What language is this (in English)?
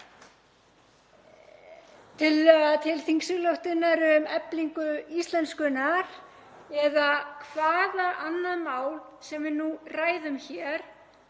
Icelandic